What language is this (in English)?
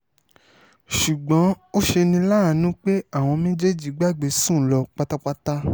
Yoruba